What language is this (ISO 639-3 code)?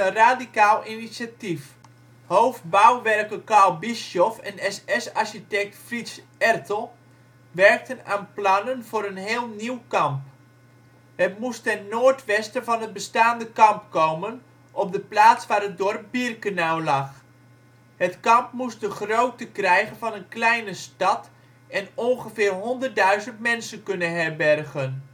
nld